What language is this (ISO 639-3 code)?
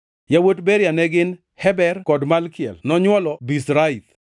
luo